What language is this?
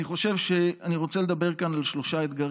Hebrew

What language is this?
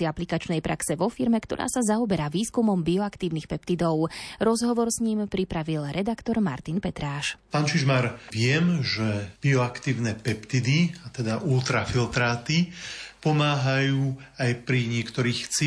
Slovak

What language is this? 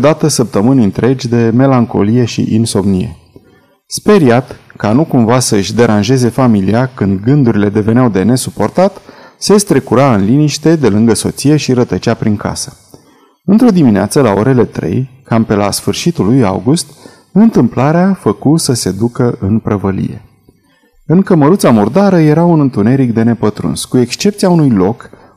Romanian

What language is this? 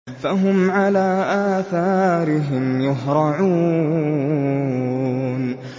Arabic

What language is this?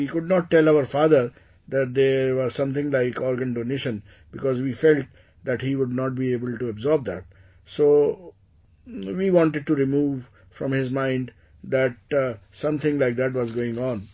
English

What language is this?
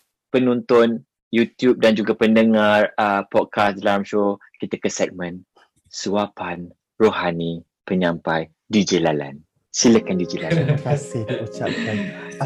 Malay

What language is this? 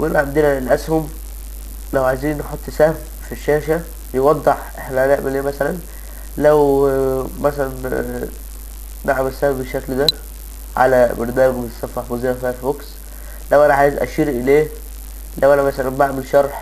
Arabic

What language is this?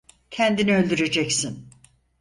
Turkish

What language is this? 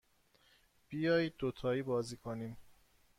Persian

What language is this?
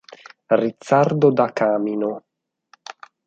Italian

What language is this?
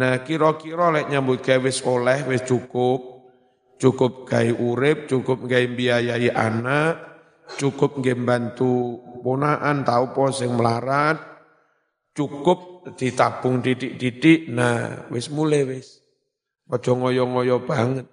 Indonesian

